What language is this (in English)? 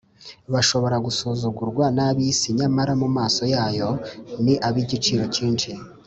Kinyarwanda